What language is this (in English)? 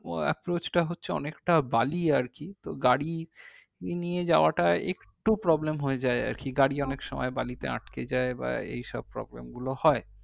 Bangla